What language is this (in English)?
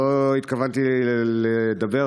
Hebrew